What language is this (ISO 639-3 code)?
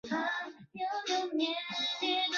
zho